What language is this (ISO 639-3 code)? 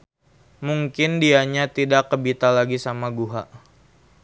sun